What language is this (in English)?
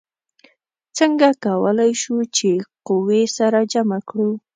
Pashto